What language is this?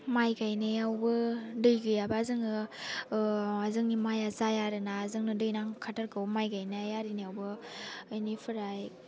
Bodo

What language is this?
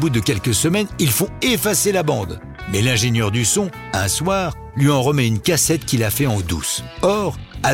French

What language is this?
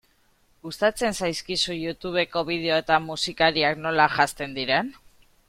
Basque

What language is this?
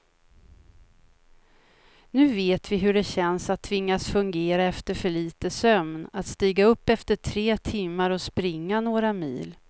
Swedish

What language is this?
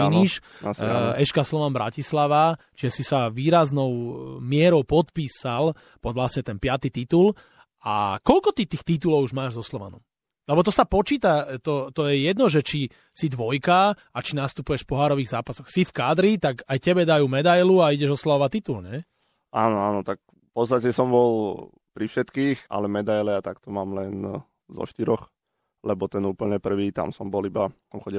Slovak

